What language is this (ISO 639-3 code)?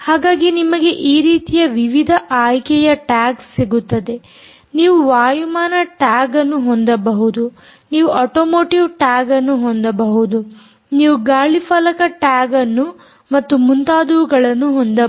kan